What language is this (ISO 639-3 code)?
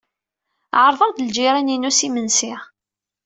kab